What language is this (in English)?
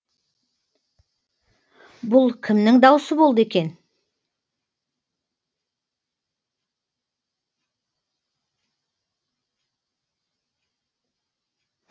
Kazakh